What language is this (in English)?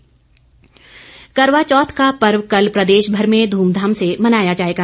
Hindi